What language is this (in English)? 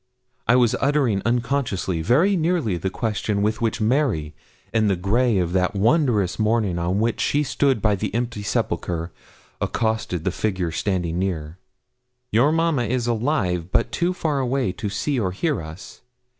English